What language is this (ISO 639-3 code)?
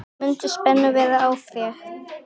isl